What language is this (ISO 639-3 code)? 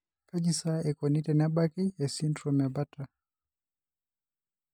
mas